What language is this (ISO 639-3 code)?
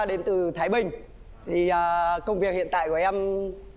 vie